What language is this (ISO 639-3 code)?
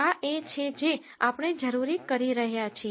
guj